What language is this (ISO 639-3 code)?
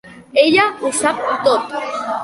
cat